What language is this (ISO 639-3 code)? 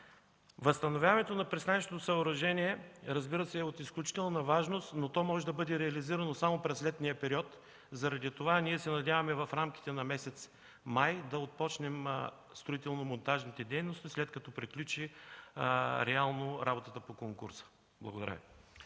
bul